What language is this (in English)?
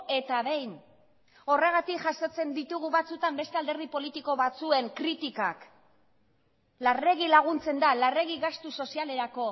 Basque